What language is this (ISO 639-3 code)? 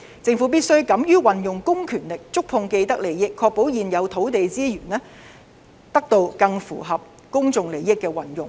yue